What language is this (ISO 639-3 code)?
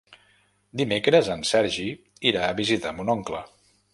cat